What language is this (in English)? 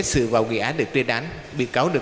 Vietnamese